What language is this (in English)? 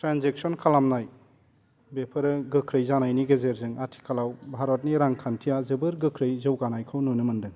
Bodo